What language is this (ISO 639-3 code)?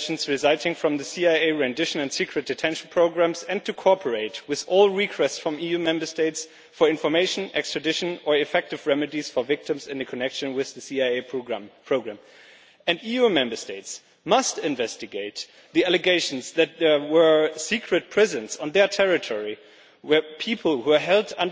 eng